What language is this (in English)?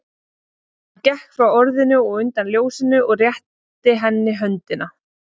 Icelandic